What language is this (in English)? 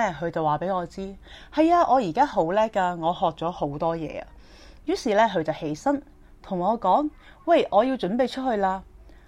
Chinese